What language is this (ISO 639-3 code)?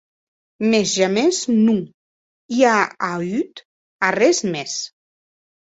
oci